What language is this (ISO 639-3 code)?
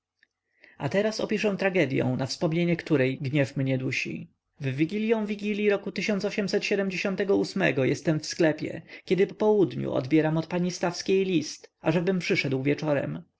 pol